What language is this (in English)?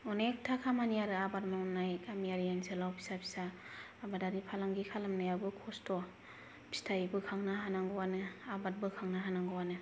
Bodo